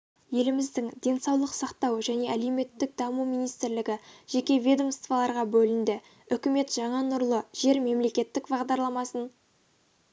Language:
Kazakh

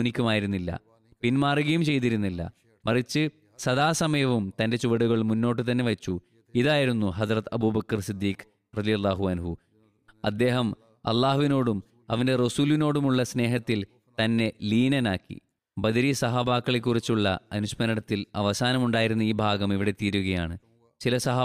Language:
Malayalam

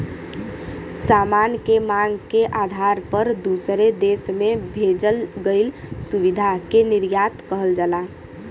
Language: Bhojpuri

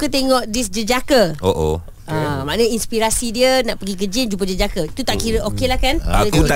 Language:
Malay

